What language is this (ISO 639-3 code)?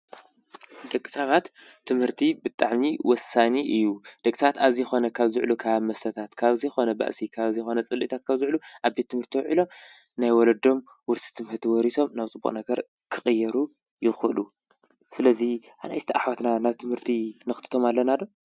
tir